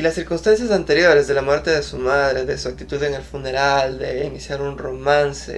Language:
Spanish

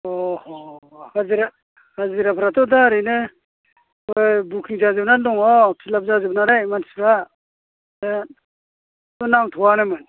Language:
Bodo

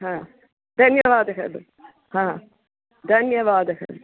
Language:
Sanskrit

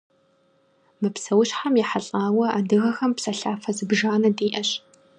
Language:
Kabardian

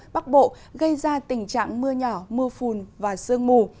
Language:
Vietnamese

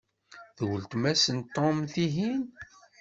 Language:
Kabyle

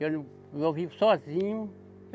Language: Portuguese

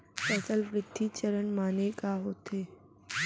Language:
Chhattisgarhi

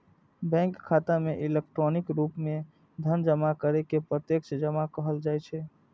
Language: Maithili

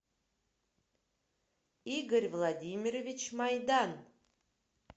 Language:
Russian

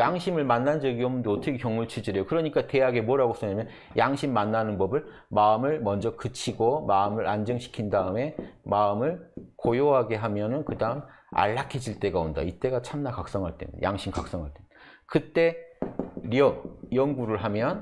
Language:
Korean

